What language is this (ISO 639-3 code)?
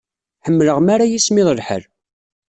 kab